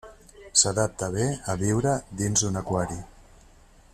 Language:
Catalan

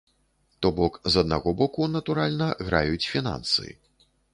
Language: Belarusian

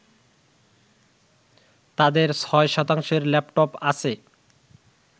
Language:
Bangla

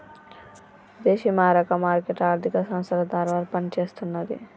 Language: Telugu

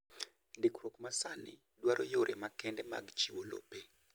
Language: Luo (Kenya and Tanzania)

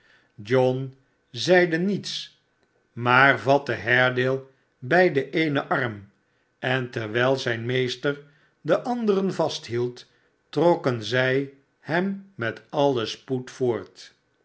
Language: Dutch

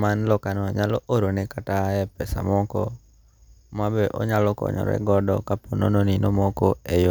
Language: Luo (Kenya and Tanzania)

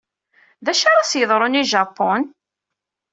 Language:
Kabyle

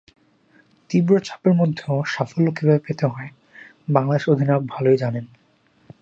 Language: Bangla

